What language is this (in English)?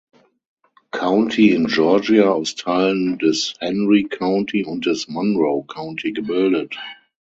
German